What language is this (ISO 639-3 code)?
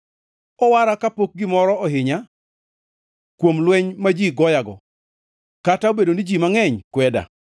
luo